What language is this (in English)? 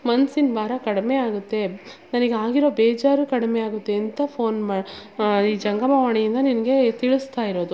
Kannada